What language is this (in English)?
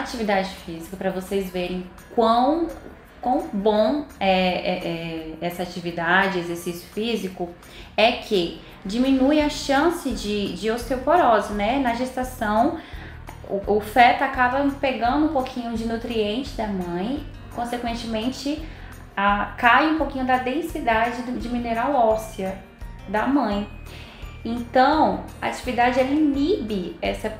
Portuguese